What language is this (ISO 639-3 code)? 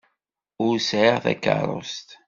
kab